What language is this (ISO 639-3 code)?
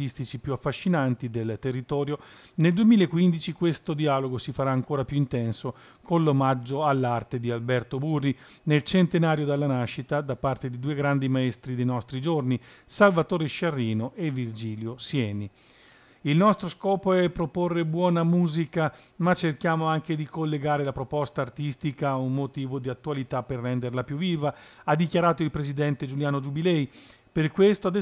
ita